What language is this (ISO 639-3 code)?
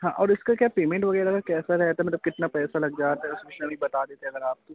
hin